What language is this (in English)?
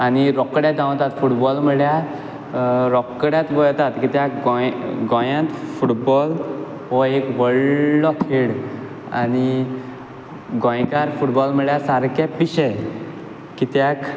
Konkani